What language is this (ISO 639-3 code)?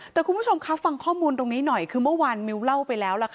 tha